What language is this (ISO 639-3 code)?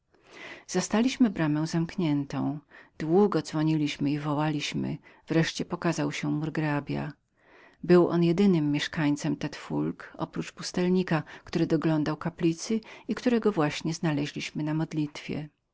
pol